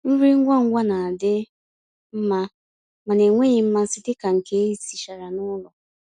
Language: Igbo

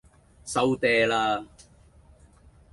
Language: Cantonese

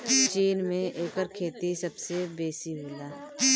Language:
Bhojpuri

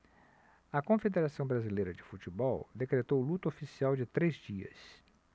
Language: Portuguese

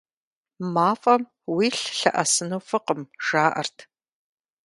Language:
Kabardian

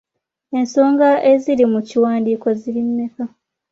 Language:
Ganda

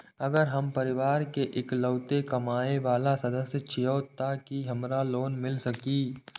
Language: Maithili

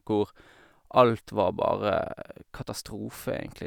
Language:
Norwegian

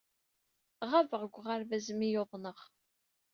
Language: Kabyle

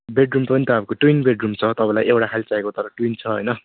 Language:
Nepali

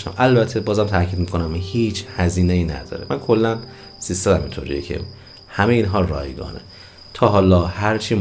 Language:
Persian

